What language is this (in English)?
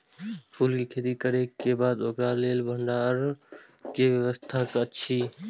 Maithili